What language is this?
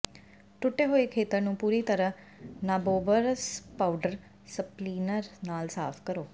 Punjabi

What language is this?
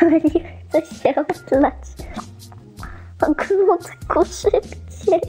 Polish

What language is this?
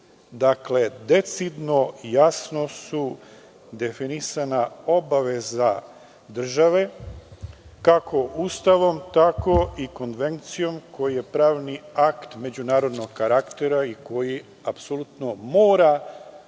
Serbian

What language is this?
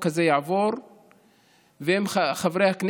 Hebrew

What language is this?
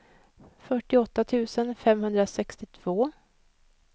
Swedish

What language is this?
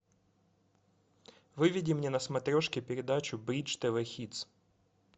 Russian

